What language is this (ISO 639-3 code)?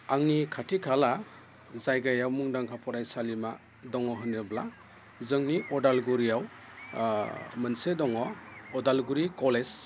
brx